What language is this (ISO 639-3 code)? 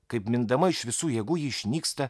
lit